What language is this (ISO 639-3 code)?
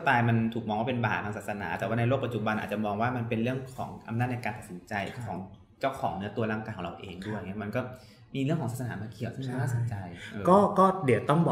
tha